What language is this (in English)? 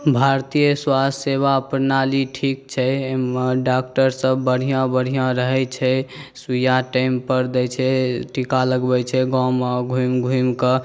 Maithili